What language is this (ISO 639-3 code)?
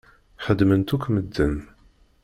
kab